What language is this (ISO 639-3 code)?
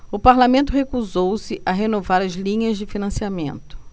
por